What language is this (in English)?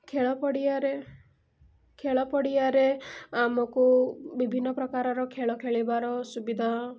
Odia